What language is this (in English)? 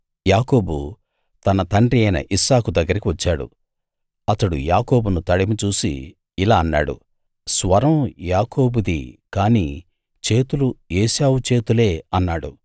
Telugu